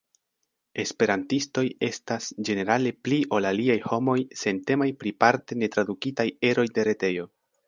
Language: Esperanto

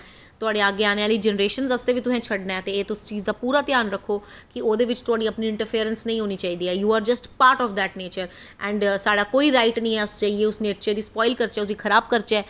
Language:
Dogri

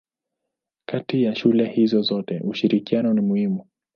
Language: Swahili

